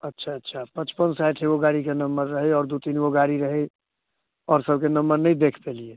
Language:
Maithili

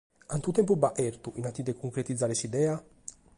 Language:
Sardinian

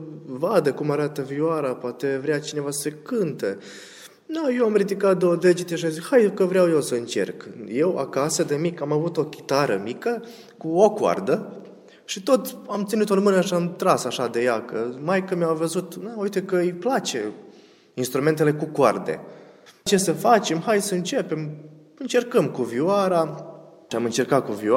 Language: Romanian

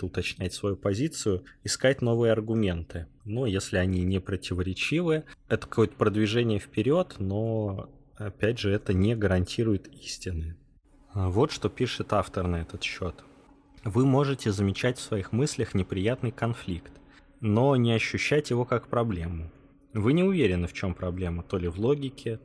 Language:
Russian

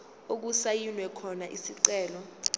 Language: Zulu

